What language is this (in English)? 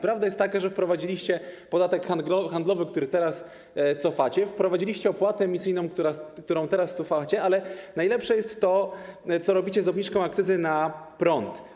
Polish